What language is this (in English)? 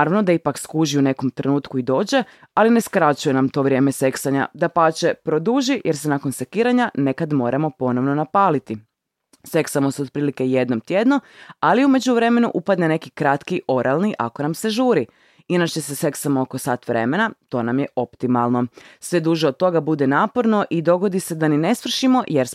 Croatian